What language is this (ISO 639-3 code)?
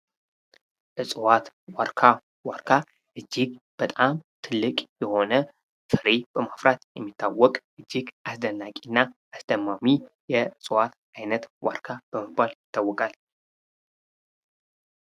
amh